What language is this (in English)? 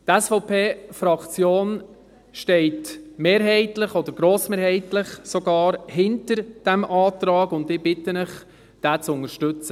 Swiss German